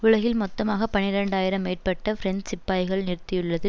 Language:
Tamil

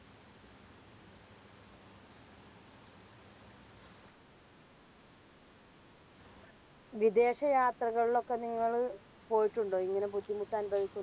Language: Malayalam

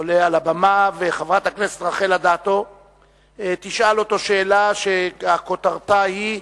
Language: Hebrew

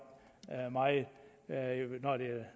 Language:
Danish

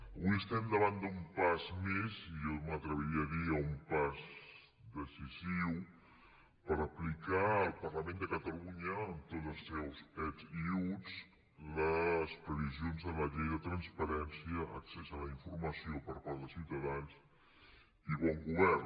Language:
Catalan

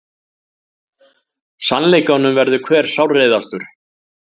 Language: Icelandic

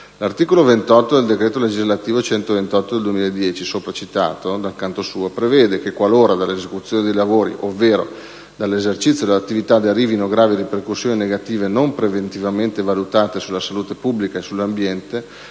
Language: Italian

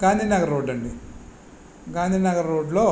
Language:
Telugu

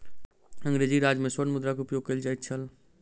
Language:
Maithili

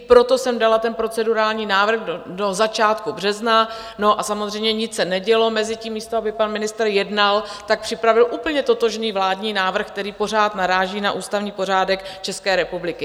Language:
Czech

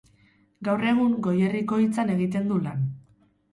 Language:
Basque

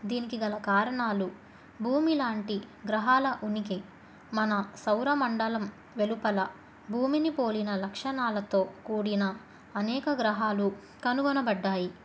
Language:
Telugu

